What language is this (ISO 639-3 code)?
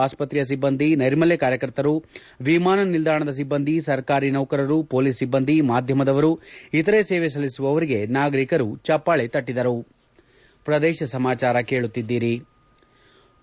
kan